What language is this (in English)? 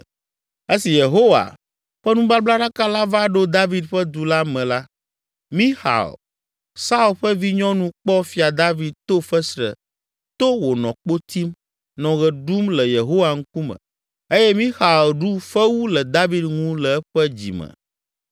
Ewe